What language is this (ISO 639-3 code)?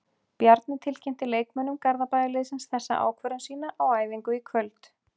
isl